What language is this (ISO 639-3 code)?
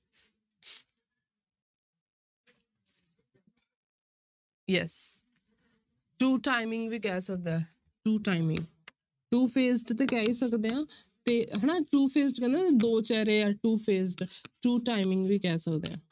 pan